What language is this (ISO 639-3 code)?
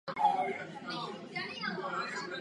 ces